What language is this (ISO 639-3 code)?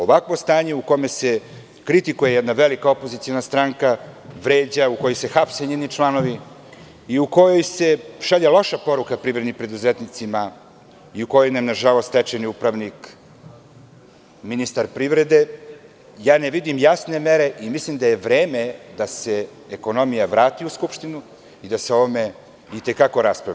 srp